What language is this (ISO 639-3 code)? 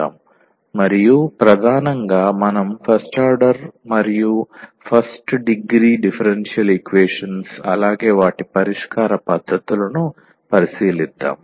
tel